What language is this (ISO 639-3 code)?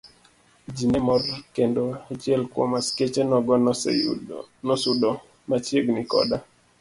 luo